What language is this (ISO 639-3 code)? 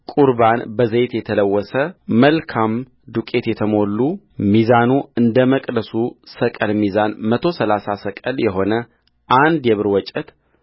amh